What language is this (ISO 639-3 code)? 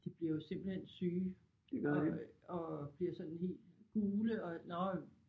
dan